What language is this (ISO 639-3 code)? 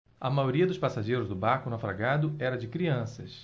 por